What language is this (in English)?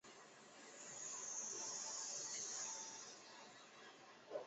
Chinese